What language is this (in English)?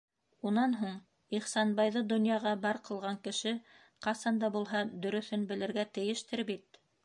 Bashkir